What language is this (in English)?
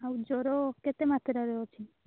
Odia